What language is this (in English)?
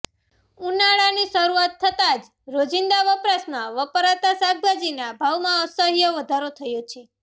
Gujarati